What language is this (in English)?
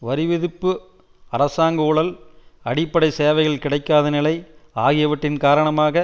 Tamil